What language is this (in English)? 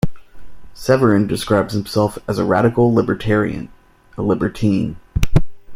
English